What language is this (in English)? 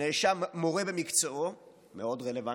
Hebrew